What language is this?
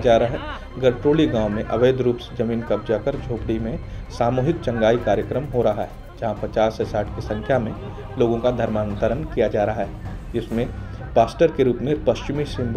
Hindi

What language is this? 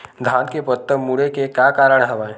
Chhattisgarhi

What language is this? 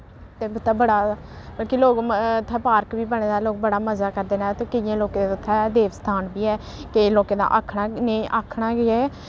Dogri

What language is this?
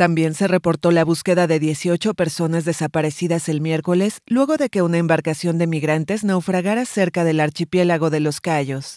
Spanish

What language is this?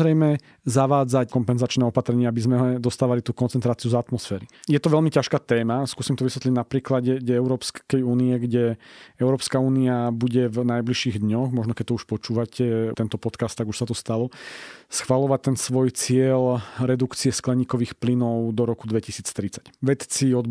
Slovak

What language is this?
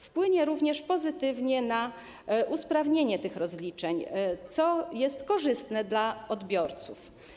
Polish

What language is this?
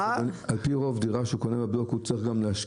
Hebrew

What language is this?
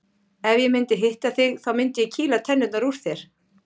Icelandic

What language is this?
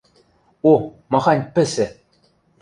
Western Mari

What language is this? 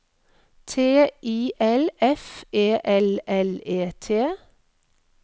Norwegian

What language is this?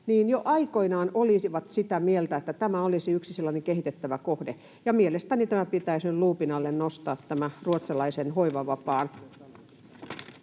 Finnish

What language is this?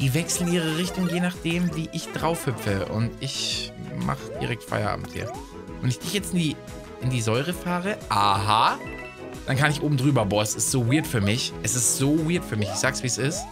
German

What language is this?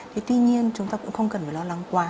Vietnamese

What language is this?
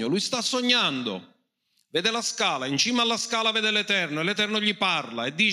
Italian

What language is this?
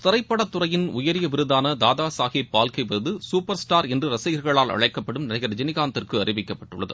Tamil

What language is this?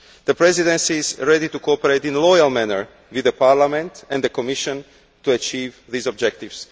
English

